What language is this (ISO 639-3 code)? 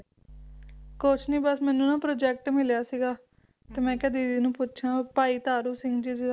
pan